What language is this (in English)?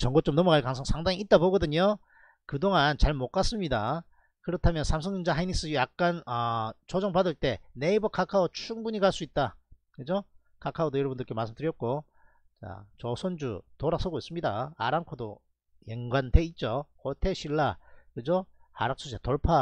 Korean